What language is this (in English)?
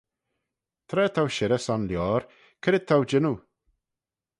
Manx